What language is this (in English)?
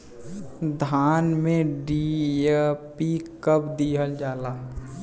Bhojpuri